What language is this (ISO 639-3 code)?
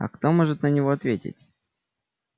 rus